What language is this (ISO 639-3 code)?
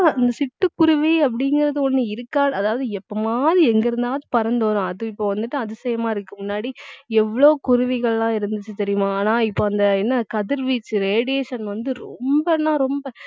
tam